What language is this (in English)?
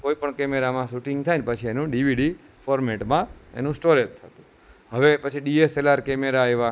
Gujarati